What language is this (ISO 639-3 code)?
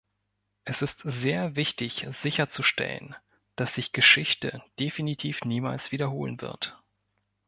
deu